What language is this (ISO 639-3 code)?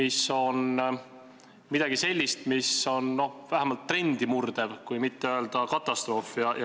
est